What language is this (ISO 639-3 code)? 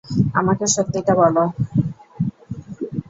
ben